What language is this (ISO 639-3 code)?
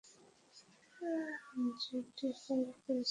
ben